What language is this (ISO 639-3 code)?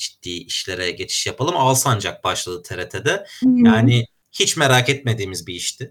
tur